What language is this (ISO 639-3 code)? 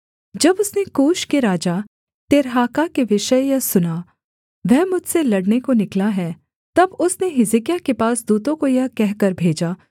hin